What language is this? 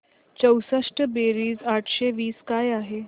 Marathi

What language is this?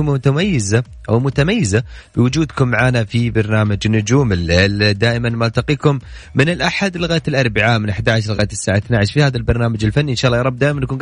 Arabic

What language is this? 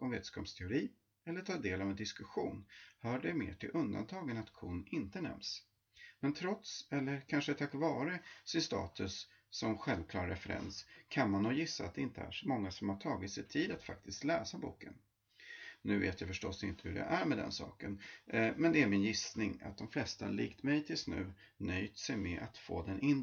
Swedish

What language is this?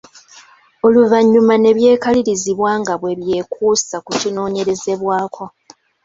Ganda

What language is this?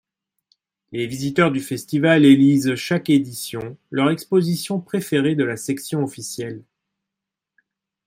French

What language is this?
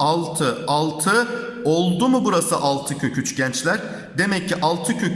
Turkish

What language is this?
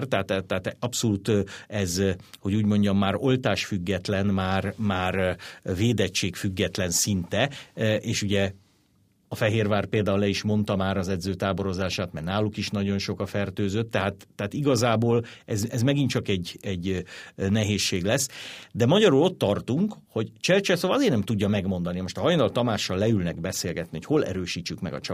Hungarian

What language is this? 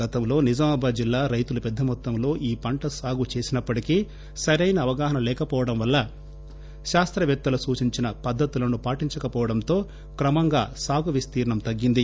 Telugu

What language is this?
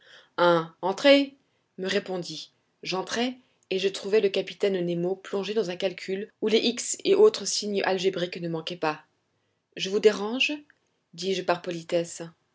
French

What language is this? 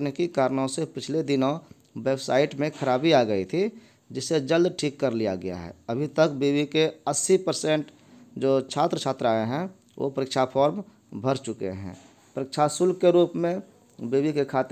Hindi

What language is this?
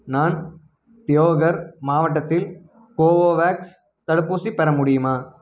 Tamil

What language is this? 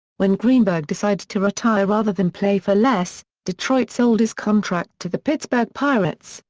English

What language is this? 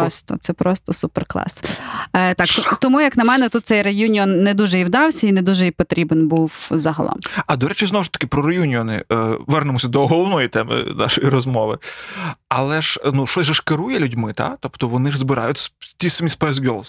Ukrainian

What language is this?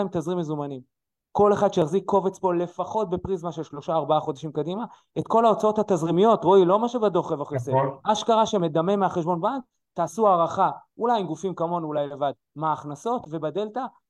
Hebrew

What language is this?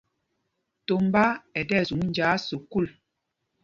Mpumpong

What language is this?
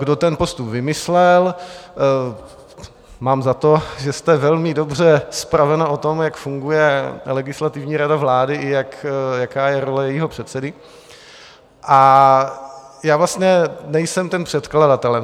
Czech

